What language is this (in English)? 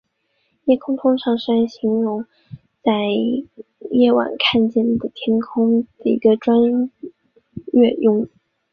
Chinese